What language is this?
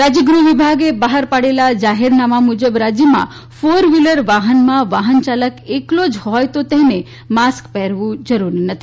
Gujarati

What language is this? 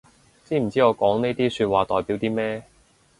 Cantonese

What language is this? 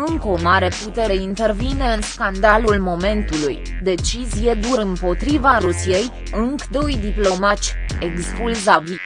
Romanian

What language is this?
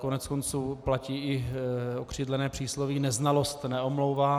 Czech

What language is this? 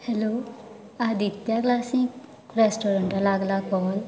Konkani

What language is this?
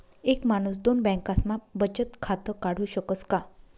Marathi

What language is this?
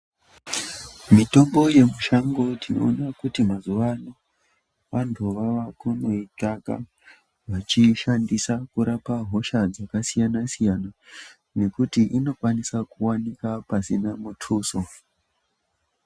Ndau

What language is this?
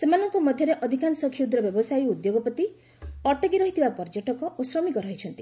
Odia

